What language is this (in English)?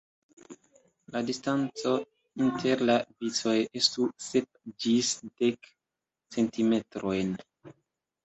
Esperanto